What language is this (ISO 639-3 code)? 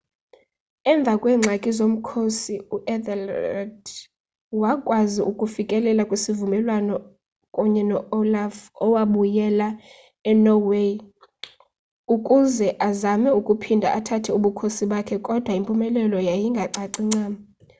xho